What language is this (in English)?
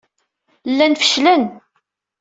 Kabyle